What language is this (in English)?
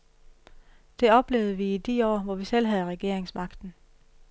Danish